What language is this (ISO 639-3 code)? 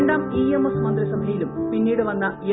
mal